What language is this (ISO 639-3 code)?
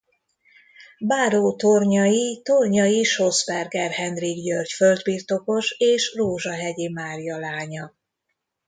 hun